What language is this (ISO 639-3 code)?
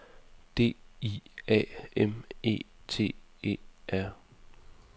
dan